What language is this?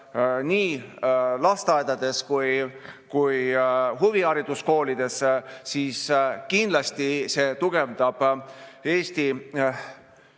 Estonian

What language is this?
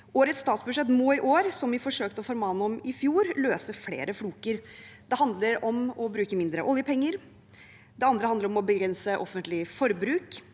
Norwegian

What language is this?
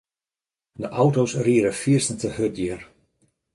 Western Frisian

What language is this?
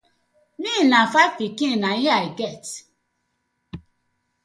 Nigerian Pidgin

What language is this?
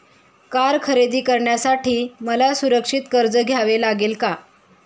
Marathi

